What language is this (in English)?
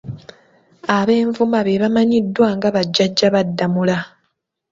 Ganda